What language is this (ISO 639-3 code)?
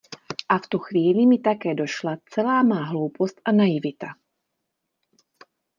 ces